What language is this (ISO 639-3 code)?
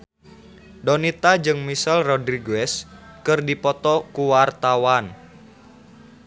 sun